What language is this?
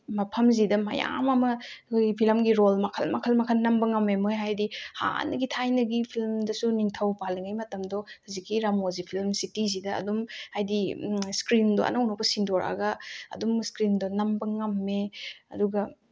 Manipuri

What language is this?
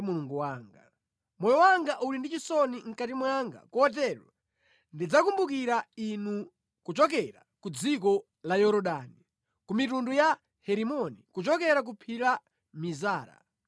Nyanja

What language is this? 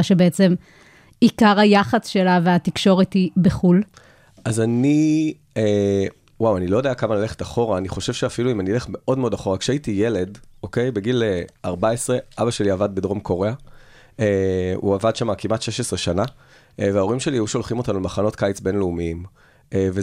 Hebrew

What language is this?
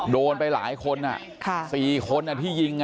Thai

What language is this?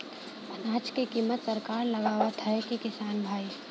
Bhojpuri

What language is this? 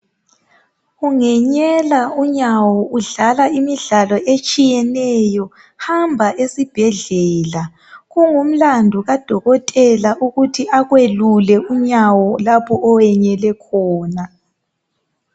North Ndebele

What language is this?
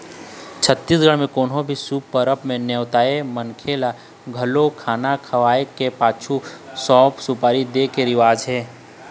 Chhattisgarhi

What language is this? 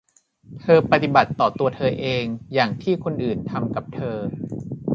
Thai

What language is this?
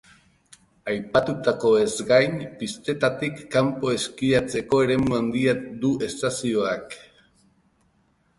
Basque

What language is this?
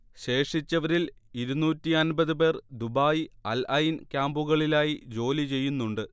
Malayalam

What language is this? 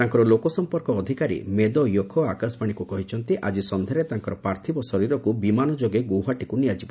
Odia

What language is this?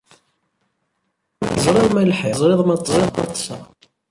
Kabyle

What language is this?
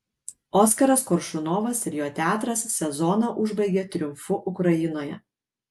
Lithuanian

